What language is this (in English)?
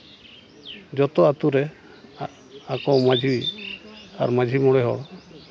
Santali